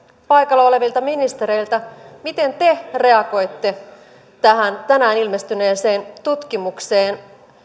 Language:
Finnish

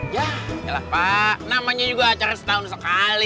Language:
Indonesian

